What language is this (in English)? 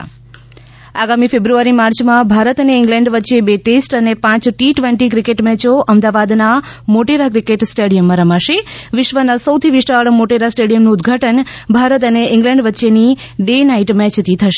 Gujarati